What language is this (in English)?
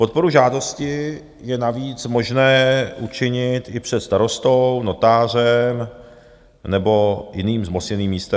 Czech